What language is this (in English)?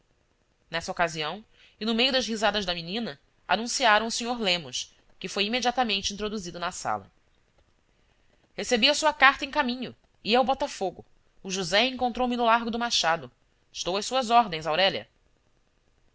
Portuguese